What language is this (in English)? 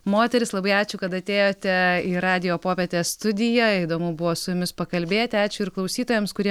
Lithuanian